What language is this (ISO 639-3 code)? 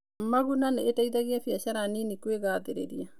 kik